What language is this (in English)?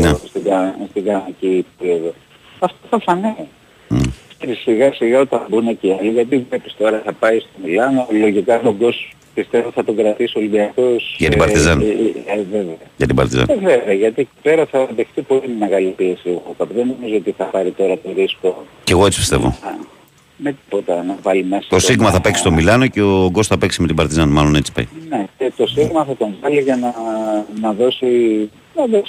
Greek